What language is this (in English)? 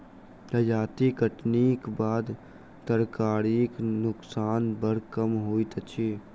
Maithili